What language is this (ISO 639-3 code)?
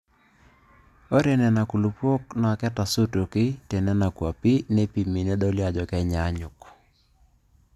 mas